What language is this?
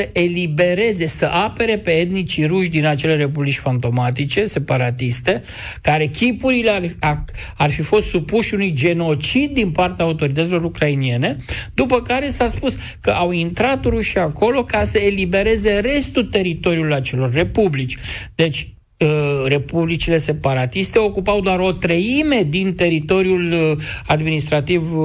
Romanian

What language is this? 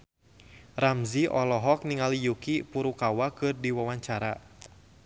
Sundanese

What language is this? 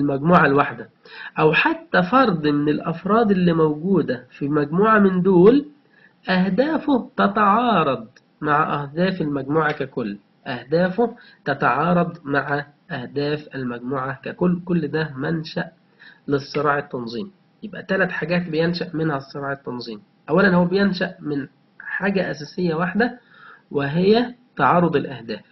Arabic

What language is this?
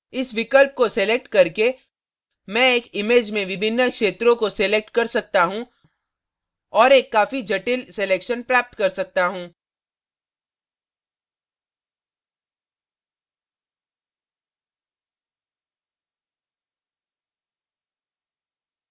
Hindi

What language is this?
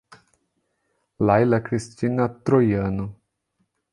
Portuguese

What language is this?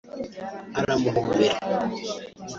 Kinyarwanda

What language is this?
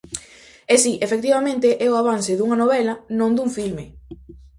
Galician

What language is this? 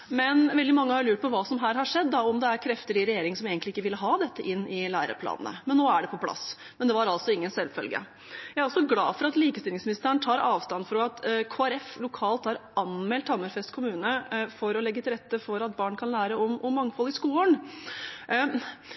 Norwegian Bokmål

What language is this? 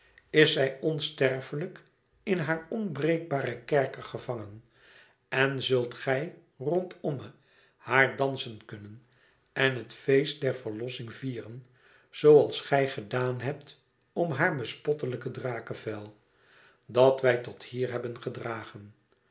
Dutch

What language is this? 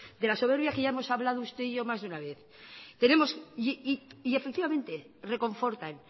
Spanish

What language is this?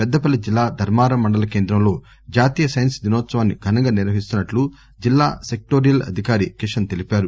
Telugu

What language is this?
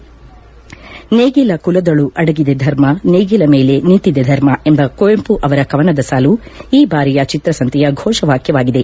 Kannada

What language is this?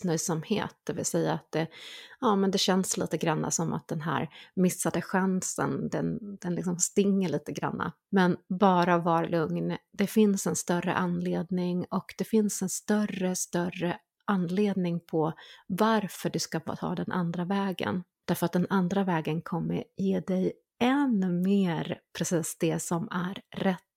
Swedish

